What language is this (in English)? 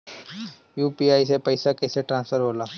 Bhojpuri